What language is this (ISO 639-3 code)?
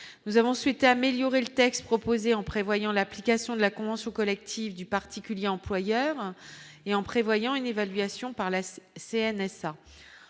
fra